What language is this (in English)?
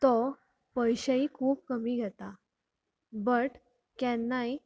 Konkani